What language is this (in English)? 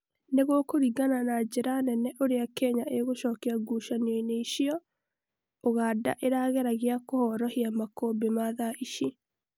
Kikuyu